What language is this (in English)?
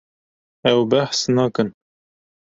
Kurdish